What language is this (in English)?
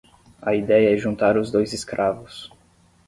Portuguese